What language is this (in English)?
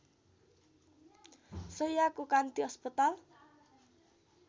Nepali